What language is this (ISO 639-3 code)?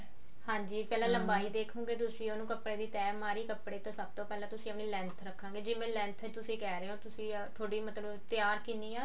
pan